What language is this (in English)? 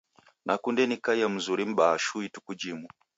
Taita